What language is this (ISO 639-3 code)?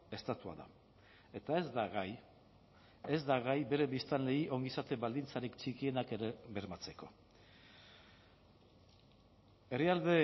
eus